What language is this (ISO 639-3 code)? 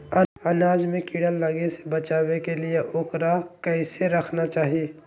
mag